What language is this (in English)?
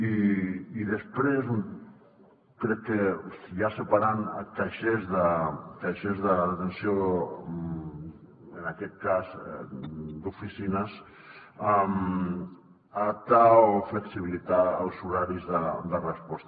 Catalan